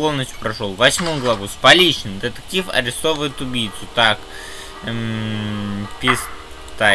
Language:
Russian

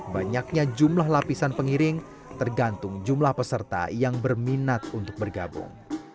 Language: Indonesian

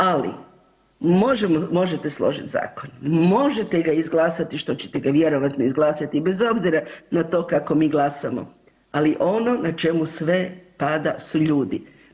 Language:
Croatian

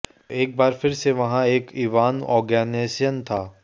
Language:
Hindi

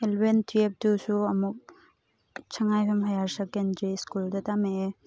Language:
Manipuri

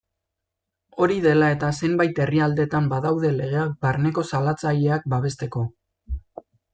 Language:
Basque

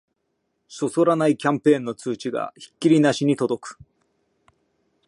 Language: Japanese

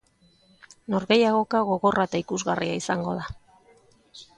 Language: Basque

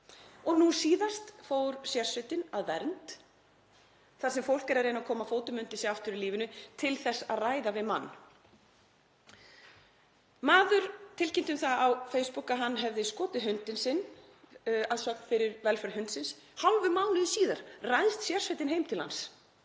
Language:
Icelandic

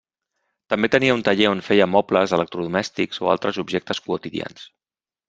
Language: Catalan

